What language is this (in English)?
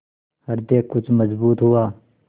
Hindi